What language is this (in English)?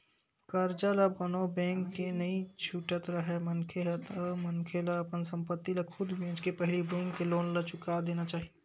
Chhattisgarhi